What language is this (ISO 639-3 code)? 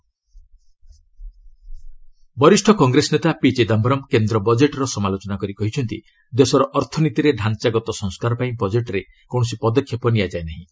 ori